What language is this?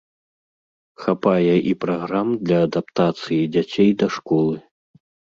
Belarusian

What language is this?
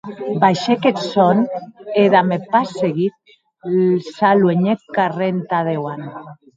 Occitan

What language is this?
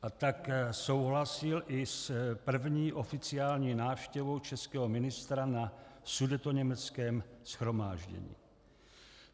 Czech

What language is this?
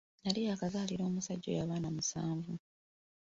Ganda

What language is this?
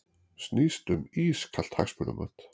Icelandic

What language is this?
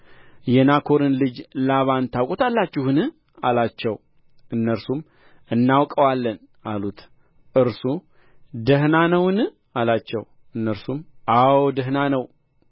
Amharic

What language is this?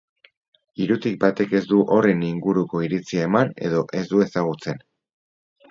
Basque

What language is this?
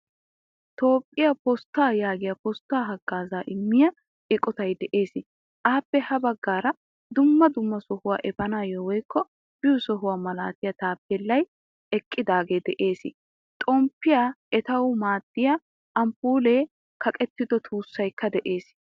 Wolaytta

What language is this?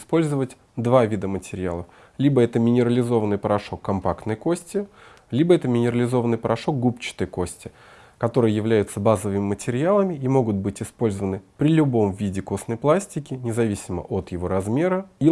Russian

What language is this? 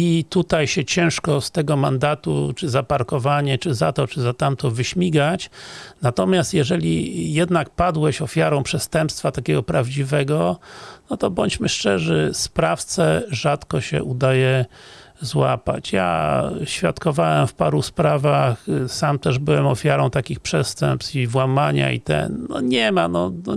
Polish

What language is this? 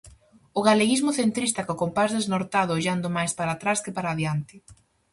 Galician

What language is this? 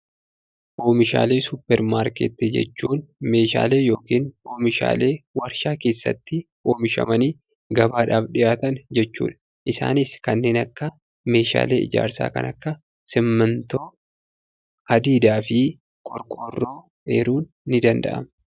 Oromo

